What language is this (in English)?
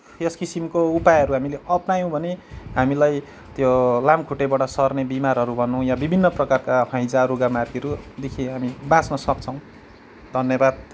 Nepali